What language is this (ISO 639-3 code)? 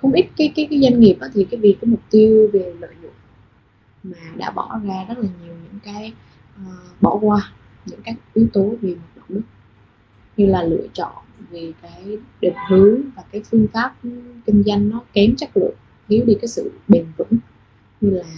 vie